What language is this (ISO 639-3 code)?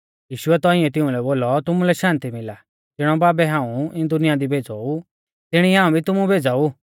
bfz